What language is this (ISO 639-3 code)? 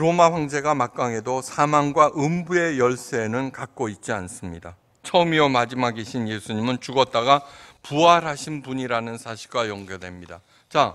kor